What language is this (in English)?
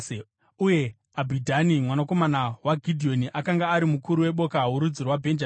Shona